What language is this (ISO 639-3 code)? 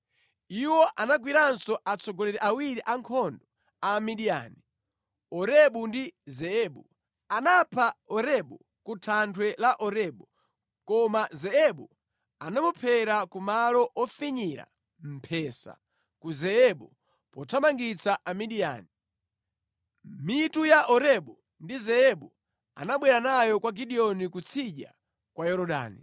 nya